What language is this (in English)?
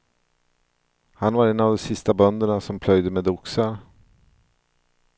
Swedish